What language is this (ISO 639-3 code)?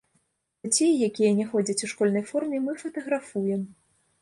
bel